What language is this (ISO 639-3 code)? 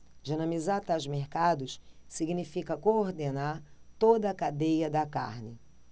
por